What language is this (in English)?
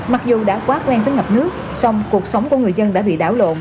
Vietnamese